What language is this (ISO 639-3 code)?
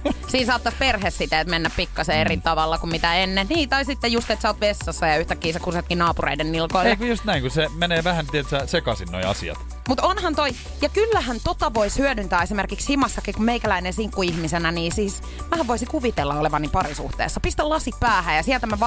fin